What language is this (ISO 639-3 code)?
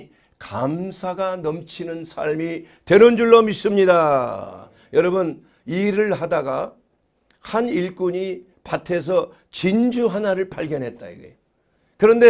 kor